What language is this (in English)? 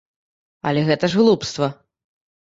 Belarusian